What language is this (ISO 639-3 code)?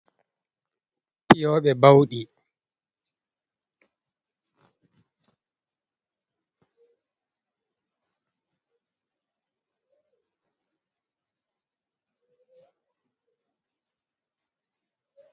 ful